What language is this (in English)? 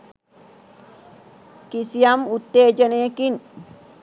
Sinhala